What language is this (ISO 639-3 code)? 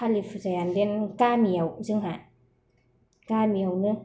brx